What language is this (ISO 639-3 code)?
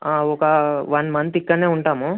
tel